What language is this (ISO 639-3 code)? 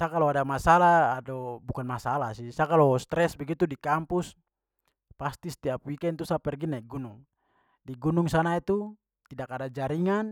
pmy